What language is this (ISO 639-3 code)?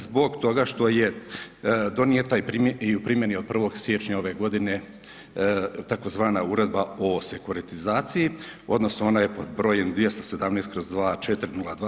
hrv